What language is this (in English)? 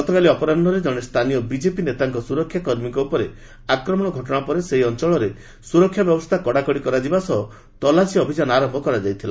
Odia